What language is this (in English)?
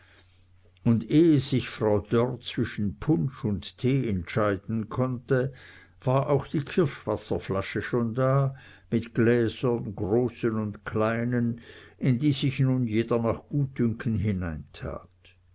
German